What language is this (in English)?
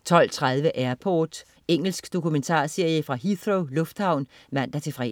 Danish